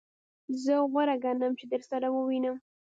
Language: Pashto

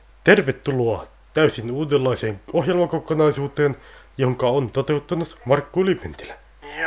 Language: Finnish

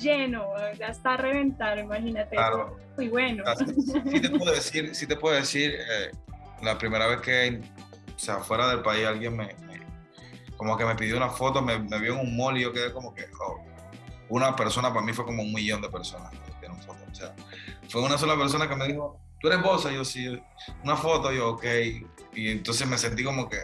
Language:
Spanish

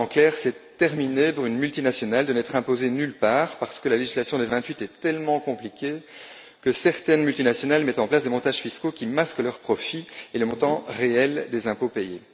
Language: French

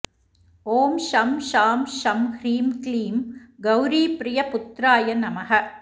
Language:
Sanskrit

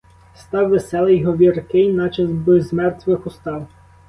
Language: Ukrainian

